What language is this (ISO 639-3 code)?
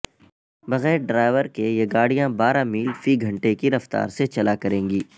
urd